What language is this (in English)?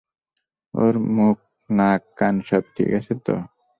Bangla